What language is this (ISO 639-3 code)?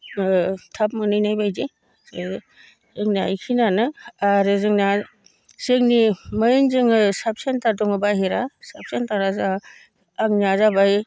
brx